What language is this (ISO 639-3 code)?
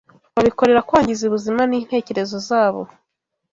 kin